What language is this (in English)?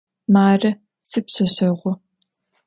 Adyghe